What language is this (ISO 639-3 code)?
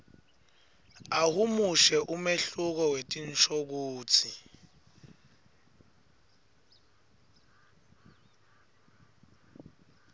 ssw